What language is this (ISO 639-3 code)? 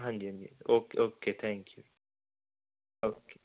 pan